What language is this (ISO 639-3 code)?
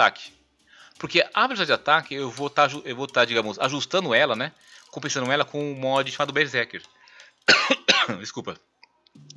por